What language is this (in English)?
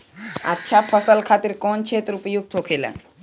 Bhojpuri